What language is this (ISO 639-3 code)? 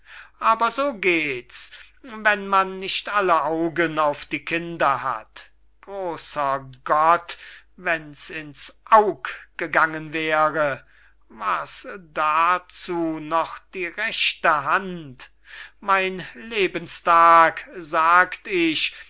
deu